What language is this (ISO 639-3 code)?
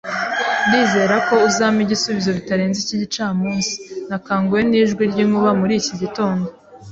kin